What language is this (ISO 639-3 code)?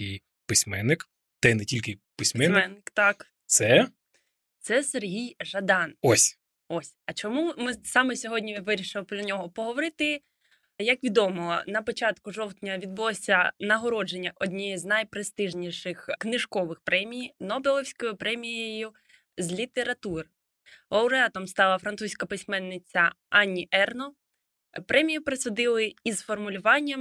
ukr